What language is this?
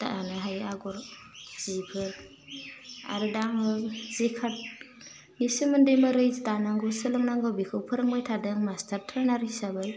Bodo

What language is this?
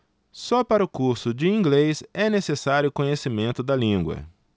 Portuguese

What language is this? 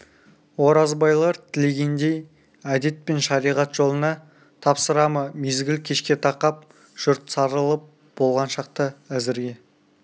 Kazakh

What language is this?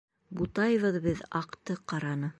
Bashkir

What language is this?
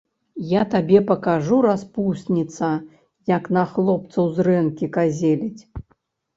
Belarusian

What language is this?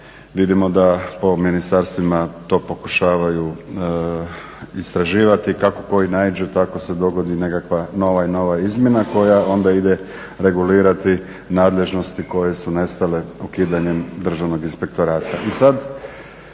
Croatian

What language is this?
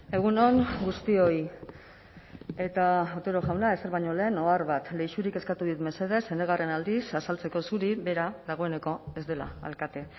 Basque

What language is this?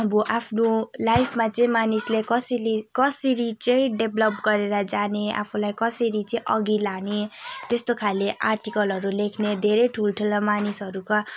Nepali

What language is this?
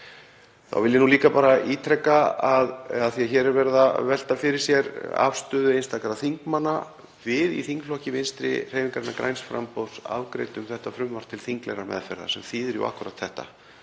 Icelandic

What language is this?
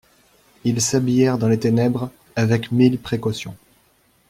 French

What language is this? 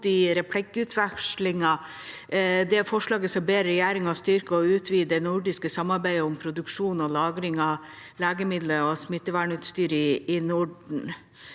Norwegian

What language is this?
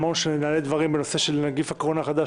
Hebrew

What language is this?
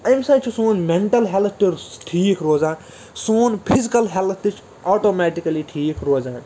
Kashmiri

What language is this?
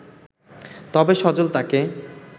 Bangla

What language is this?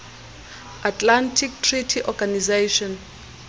Xhosa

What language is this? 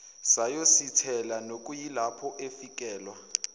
Zulu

